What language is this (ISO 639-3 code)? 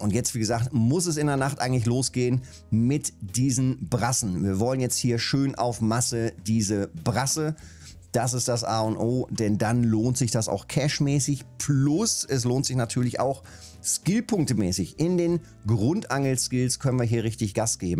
deu